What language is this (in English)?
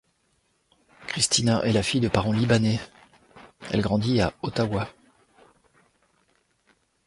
French